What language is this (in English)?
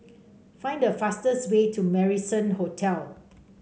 English